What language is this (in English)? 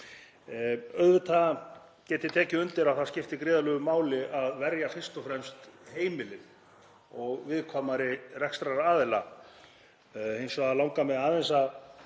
Icelandic